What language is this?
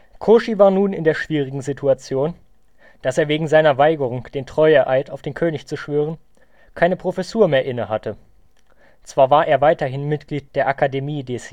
German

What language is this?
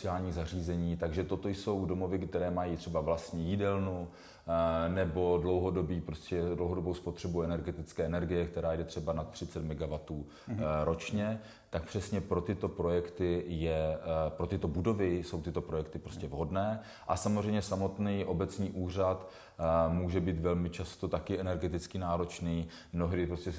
Czech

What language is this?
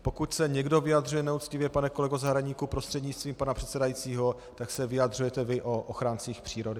Czech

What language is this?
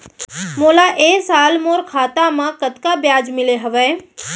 Chhattisgarhi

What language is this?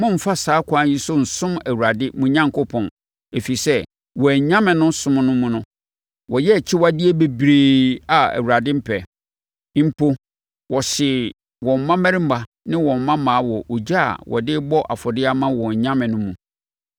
Akan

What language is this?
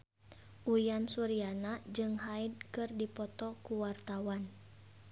Sundanese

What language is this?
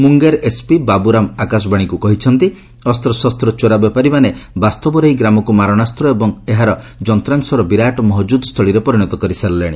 Odia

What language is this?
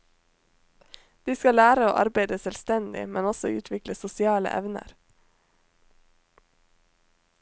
Norwegian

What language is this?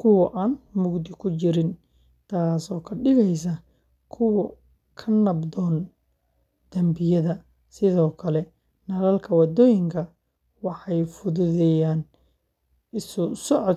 Somali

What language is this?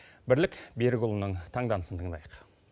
Kazakh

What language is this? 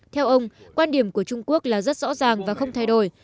Vietnamese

